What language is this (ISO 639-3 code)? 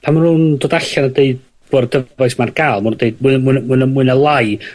cym